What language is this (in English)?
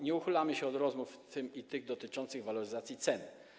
Polish